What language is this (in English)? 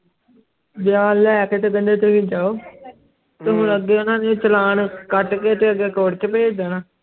Punjabi